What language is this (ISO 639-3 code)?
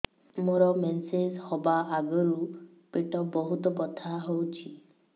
ori